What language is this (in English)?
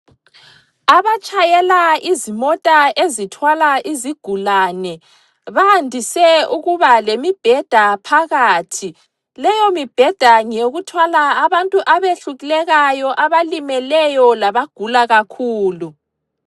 North Ndebele